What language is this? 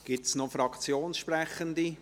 Swiss German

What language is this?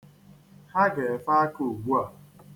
Igbo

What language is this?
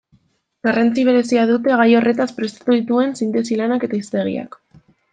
Basque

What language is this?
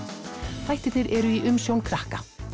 Icelandic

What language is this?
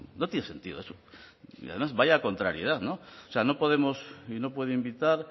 Spanish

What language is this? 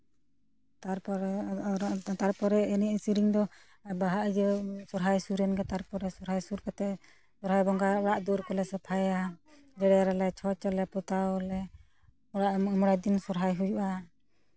Santali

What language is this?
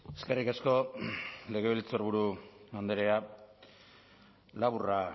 Basque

